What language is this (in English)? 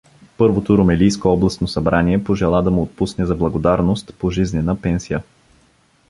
Bulgarian